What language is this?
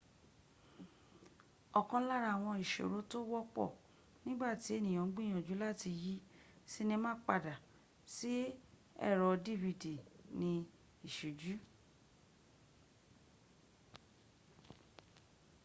Yoruba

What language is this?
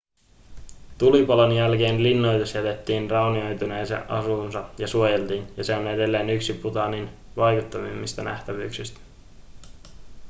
Finnish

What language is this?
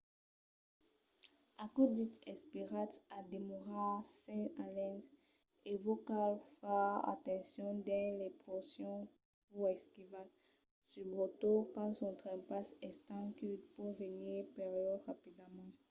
Occitan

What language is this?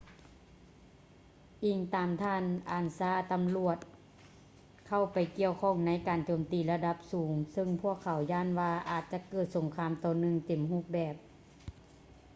Lao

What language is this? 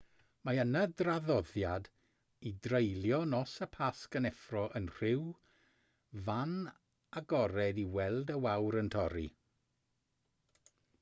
Welsh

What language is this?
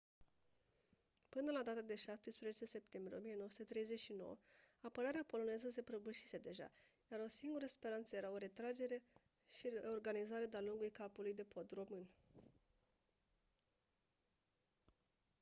Romanian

